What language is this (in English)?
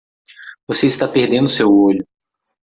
Portuguese